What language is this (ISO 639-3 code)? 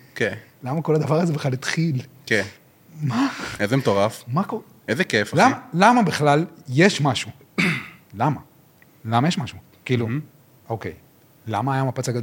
heb